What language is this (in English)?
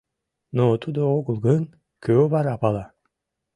Mari